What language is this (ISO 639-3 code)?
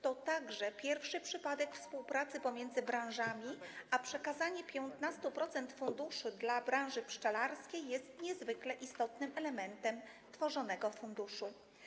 pol